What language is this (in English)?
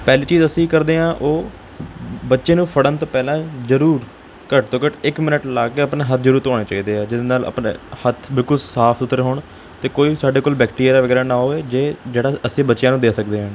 Punjabi